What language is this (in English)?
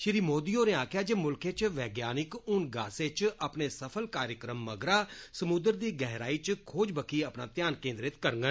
Dogri